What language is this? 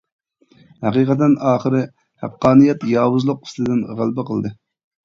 Uyghur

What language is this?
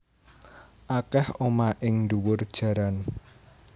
Javanese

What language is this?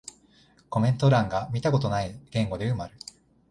Japanese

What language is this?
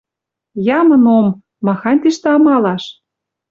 Western Mari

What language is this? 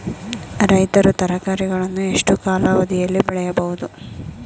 Kannada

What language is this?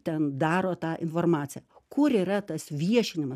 Lithuanian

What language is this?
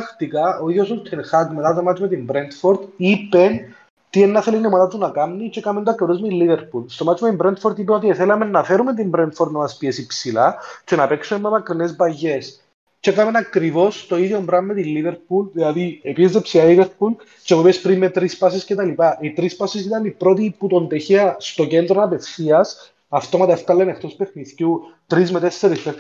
Greek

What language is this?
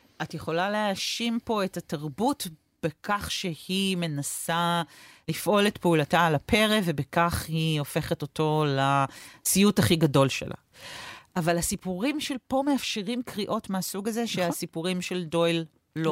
Hebrew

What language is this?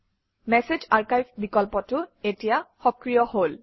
Assamese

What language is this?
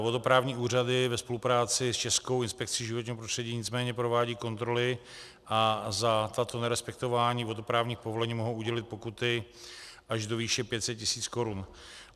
Czech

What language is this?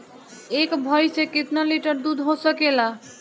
Bhojpuri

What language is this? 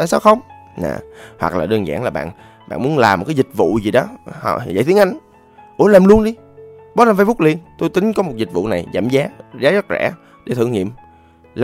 Vietnamese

